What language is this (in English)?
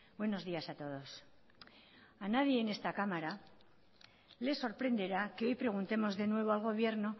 Spanish